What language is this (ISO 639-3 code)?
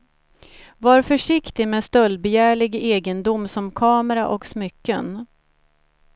swe